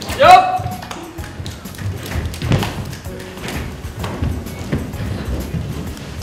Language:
Korean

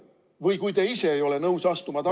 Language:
Estonian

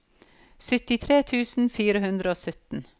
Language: Norwegian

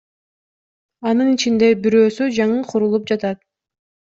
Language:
Kyrgyz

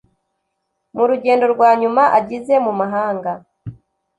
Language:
Kinyarwanda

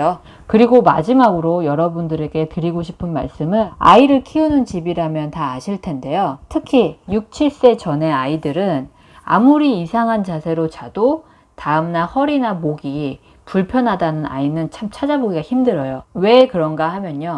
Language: Korean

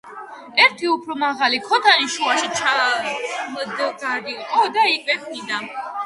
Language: Georgian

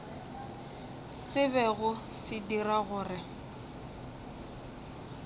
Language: Northern Sotho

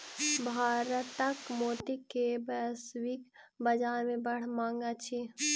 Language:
Maithili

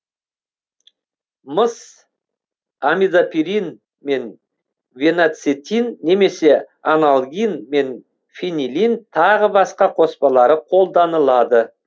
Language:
Kazakh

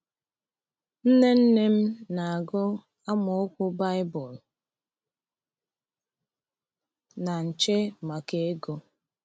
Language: Igbo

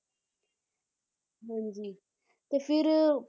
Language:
Punjabi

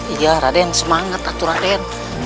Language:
Indonesian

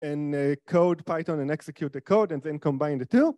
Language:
Hebrew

